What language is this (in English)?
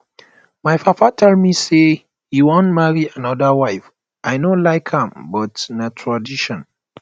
Nigerian Pidgin